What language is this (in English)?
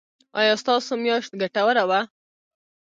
Pashto